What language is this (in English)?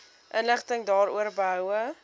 Afrikaans